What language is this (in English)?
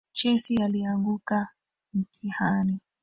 Swahili